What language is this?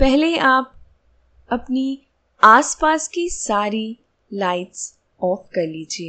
Hindi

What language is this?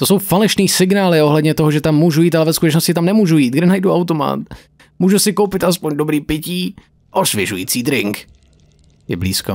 Czech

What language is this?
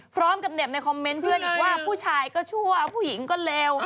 Thai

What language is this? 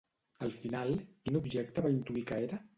Catalan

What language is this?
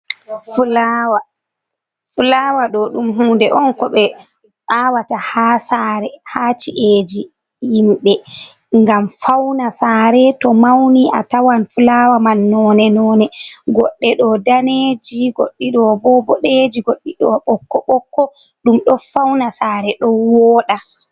Fula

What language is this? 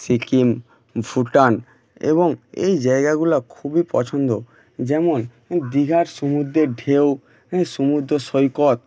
Bangla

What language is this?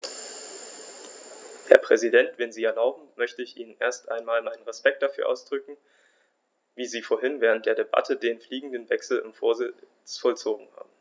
German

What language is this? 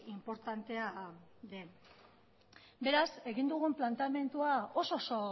Basque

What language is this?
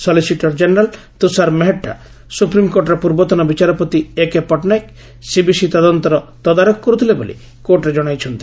Odia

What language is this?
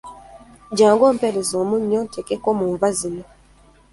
Ganda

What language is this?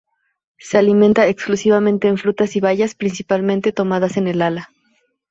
Spanish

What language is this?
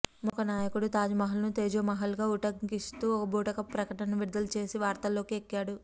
Telugu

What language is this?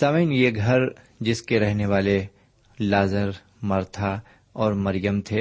Urdu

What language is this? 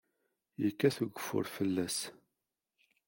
Kabyle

